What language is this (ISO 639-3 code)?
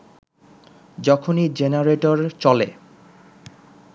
ben